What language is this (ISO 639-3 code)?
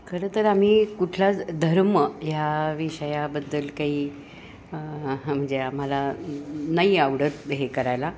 mar